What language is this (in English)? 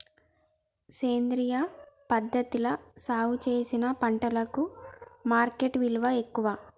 Telugu